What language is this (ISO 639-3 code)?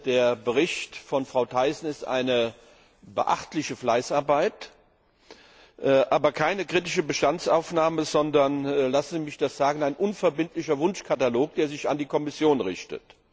deu